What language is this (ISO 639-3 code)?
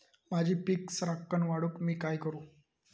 mar